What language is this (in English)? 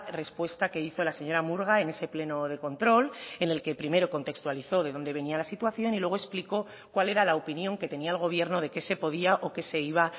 Spanish